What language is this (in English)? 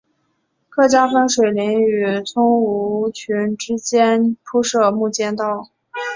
Chinese